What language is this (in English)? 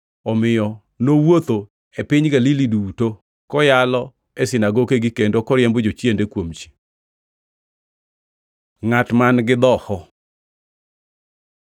Luo (Kenya and Tanzania)